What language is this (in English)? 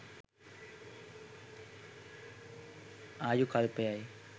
Sinhala